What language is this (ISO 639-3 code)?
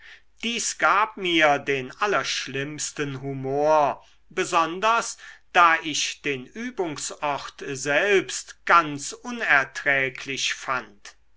deu